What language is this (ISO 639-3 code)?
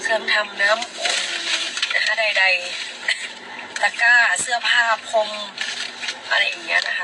tha